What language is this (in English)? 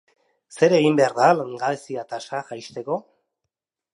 Basque